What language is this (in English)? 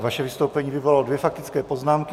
Czech